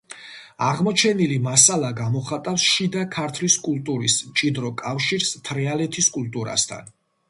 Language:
Georgian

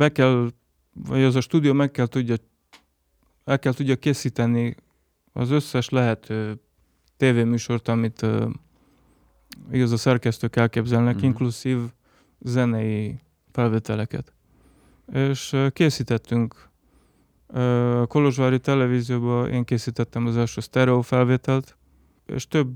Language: Hungarian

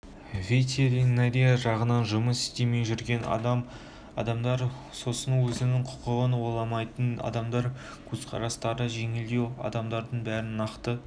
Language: Kazakh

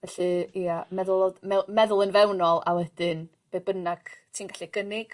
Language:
Welsh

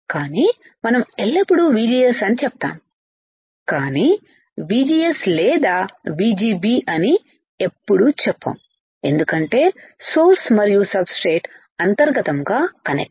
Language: Telugu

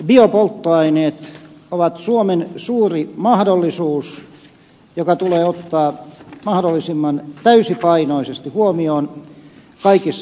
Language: Finnish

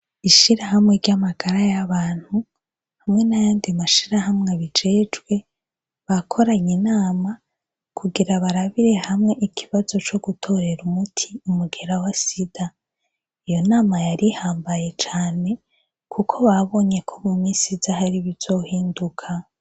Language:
Rundi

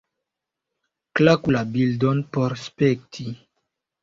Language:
Esperanto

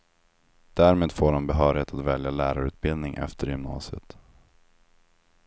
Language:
Swedish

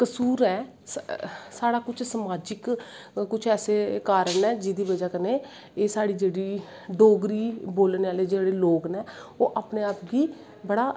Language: Dogri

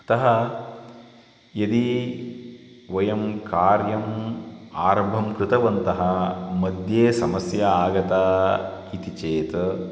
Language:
Sanskrit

